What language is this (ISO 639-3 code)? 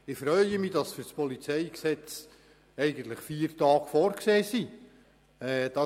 gsw